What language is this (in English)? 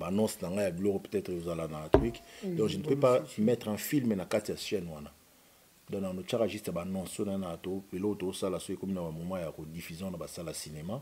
French